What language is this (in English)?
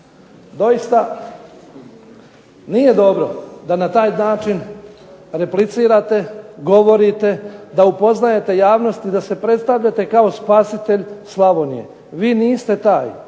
Croatian